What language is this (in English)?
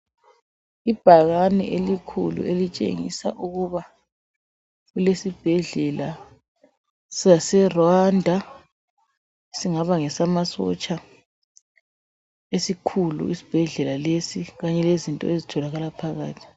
North Ndebele